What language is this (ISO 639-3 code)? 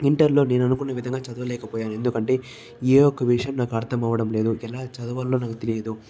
tel